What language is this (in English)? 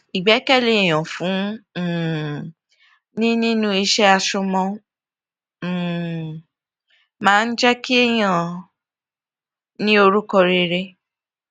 Yoruba